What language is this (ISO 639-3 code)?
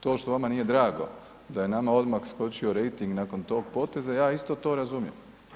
hrv